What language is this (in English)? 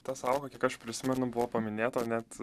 Lithuanian